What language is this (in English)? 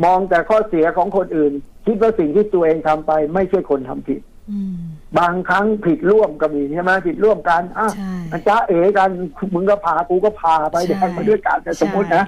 Thai